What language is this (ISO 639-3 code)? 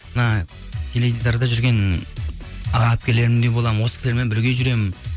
kaz